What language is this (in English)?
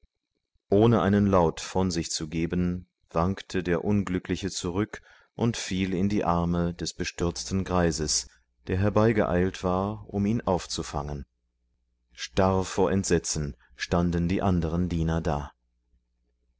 German